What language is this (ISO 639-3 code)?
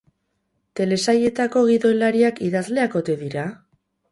eus